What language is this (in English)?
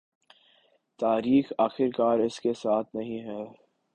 Urdu